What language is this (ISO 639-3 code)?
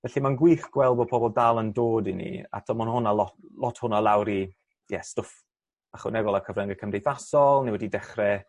cym